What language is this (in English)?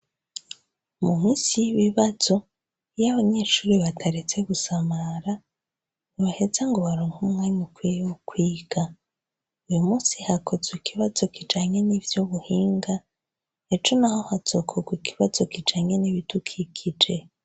Rundi